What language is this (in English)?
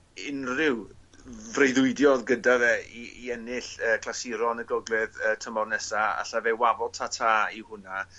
Welsh